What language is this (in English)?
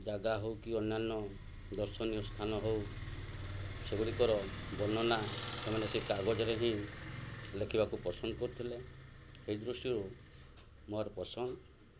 Odia